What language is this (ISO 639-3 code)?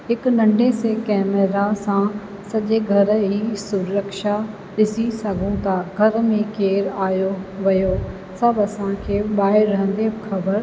snd